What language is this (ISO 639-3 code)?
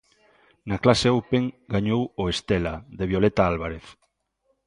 glg